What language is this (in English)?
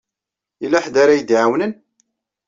Kabyle